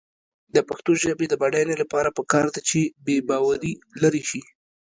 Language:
Pashto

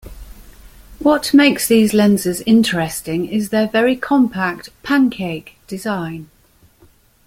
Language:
English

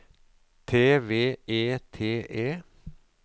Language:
Norwegian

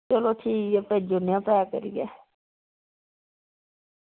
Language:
Dogri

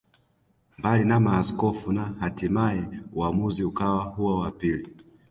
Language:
Swahili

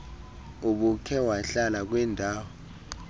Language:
Xhosa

